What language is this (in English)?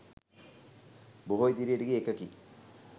Sinhala